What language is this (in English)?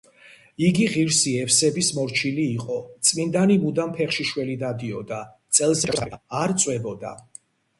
Georgian